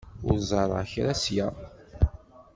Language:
Kabyle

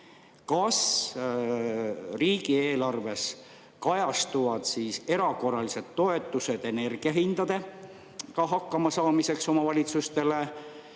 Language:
Estonian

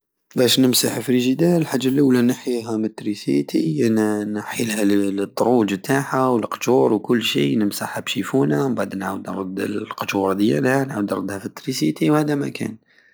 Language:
Algerian Saharan Arabic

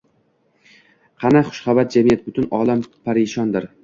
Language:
Uzbek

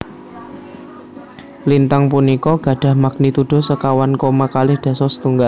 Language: Javanese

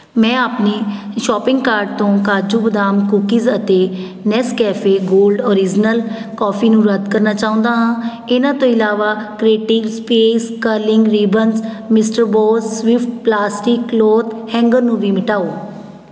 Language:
Punjabi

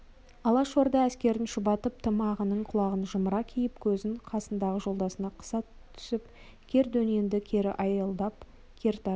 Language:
Kazakh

